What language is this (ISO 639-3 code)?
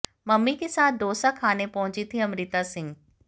hin